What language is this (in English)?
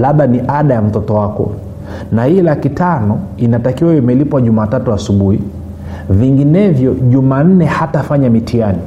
Swahili